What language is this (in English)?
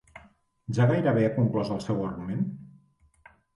Catalan